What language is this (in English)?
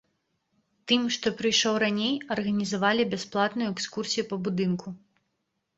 Belarusian